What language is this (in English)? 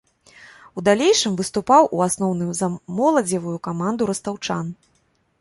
Belarusian